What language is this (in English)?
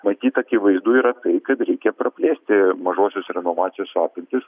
Lithuanian